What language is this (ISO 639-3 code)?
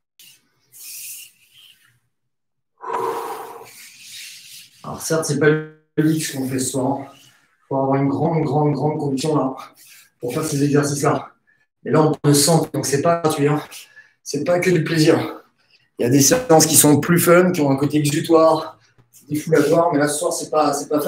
fra